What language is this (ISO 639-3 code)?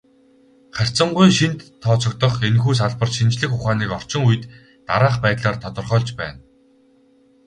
mon